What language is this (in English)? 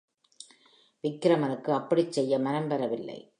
Tamil